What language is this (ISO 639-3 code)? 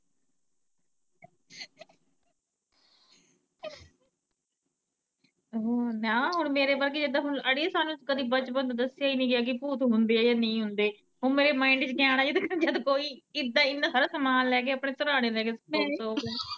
pan